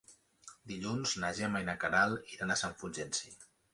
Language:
Catalan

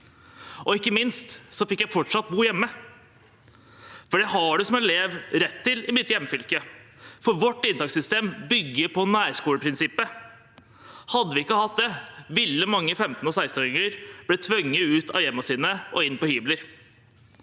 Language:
Norwegian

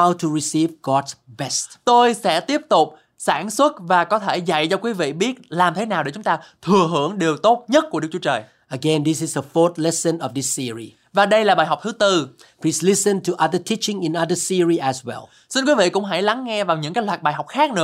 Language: Vietnamese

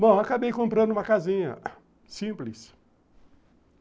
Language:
Portuguese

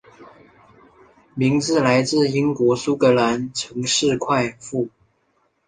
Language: Chinese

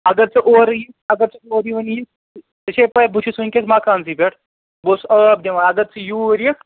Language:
Kashmiri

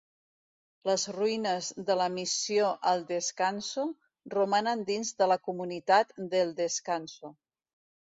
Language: Catalan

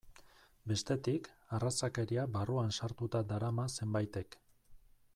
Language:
Basque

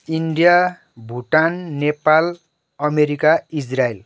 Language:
Nepali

